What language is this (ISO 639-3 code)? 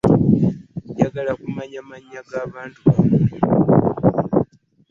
lug